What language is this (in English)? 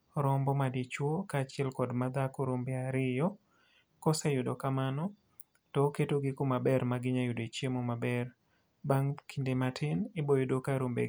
Luo (Kenya and Tanzania)